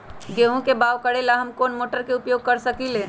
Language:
Magahi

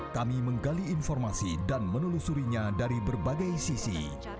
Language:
Indonesian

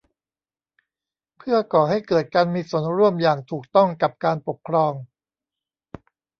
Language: Thai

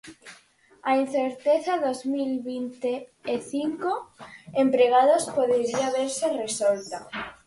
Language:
Galician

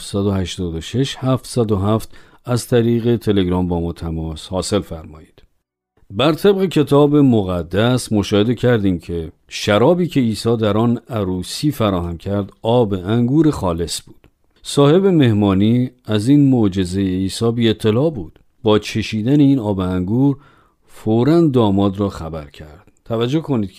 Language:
Persian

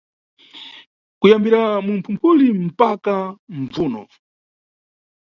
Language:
Nyungwe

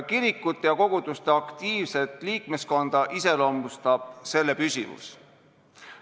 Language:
Estonian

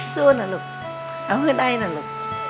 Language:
Thai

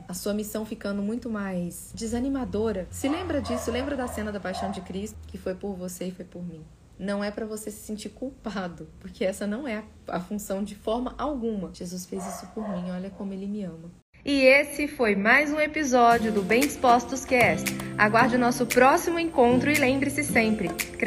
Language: Portuguese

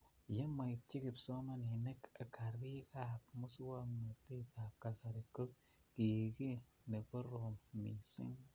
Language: Kalenjin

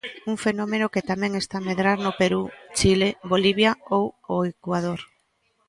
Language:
Galician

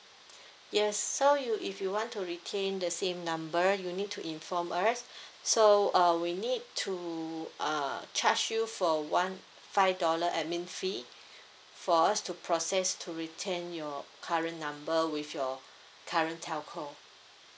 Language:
English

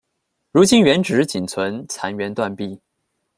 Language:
Chinese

